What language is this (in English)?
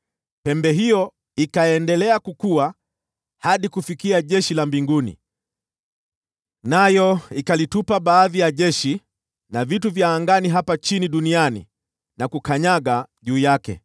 Swahili